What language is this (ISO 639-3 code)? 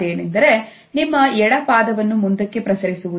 kan